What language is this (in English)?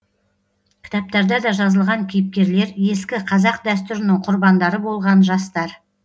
Kazakh